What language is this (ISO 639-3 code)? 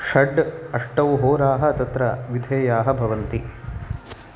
san